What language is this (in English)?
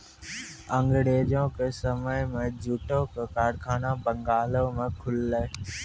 Maithili